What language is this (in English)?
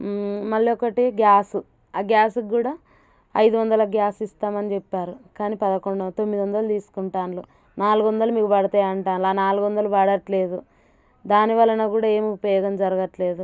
Telugu